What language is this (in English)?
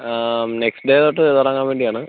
Malayalam